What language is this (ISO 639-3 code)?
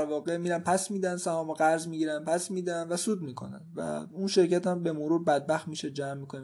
fas